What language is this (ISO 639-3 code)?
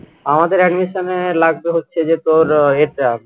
ben